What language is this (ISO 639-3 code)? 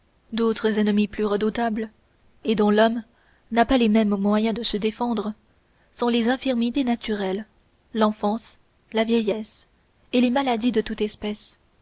fra